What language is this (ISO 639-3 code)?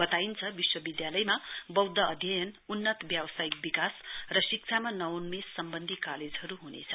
nep